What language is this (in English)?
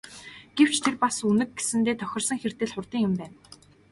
Mongolian